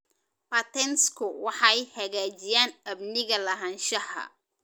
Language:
Somali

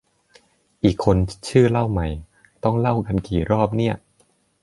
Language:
Thai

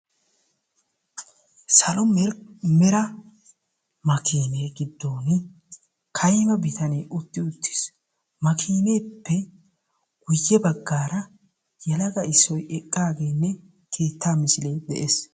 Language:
Wolaytta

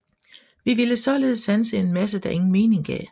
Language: Danish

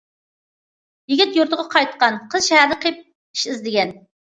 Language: Uyghur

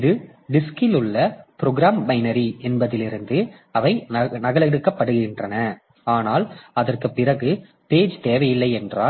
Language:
Tamil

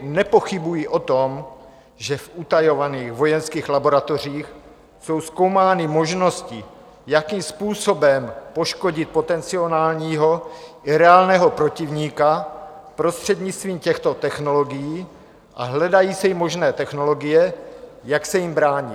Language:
Czech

